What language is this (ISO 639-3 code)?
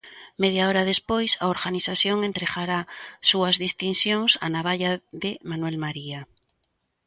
glg